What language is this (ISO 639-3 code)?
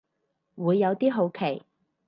yue